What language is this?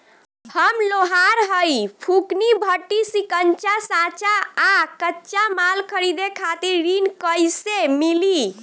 Bhojpuri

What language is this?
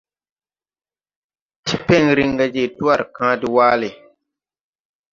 Tupuri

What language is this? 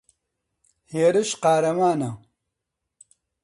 Central Kurdish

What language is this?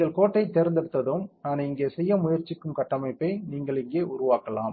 Tamil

